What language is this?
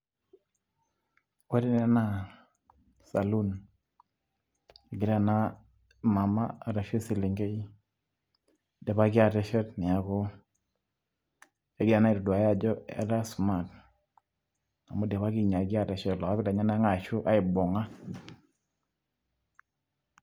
Masai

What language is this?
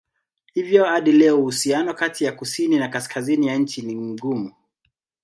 Swahili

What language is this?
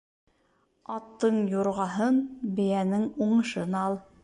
Bashkir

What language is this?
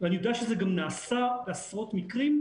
Hebrew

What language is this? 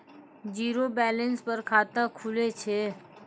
Maithili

